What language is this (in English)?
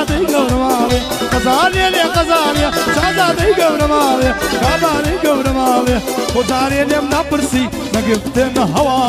Arabic